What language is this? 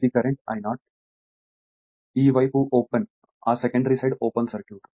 Telugu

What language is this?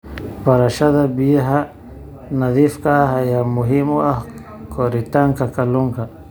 Somali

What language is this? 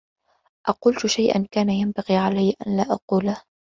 Arabic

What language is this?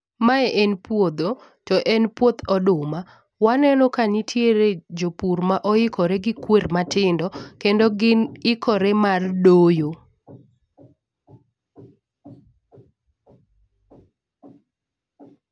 Luo (Kenya and Tanzania)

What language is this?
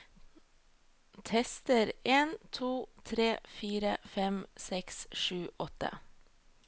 Norwegian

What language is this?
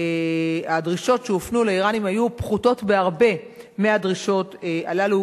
Hebrew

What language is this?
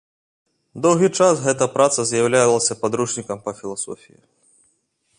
Belarusian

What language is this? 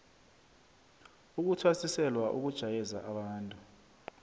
South Ndebele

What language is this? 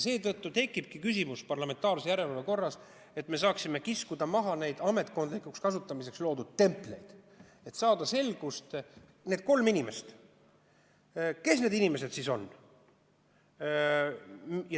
Estonian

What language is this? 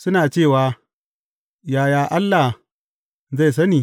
Hausa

